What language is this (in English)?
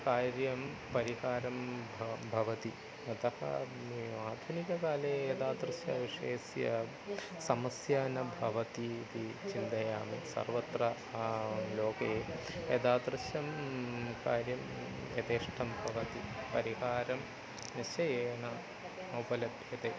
Sanskrit